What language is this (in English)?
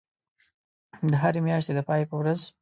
Pashto